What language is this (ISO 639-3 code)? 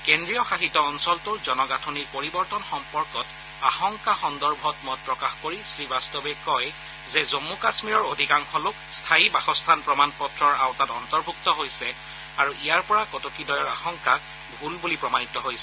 asm